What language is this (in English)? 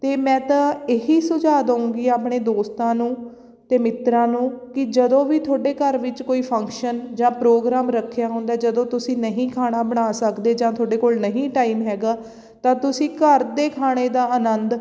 Punjabi